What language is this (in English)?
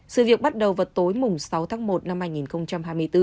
Vietnamese